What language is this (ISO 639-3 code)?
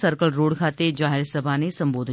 guj